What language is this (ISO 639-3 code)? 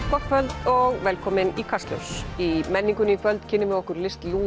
isl